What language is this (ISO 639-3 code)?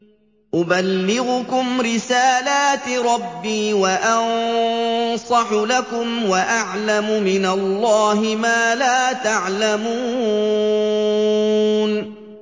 ara